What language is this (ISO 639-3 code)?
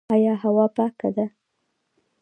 pus